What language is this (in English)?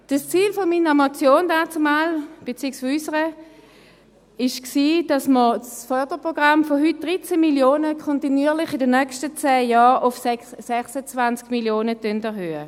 Swiss German